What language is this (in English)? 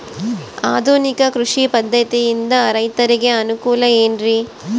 Kannada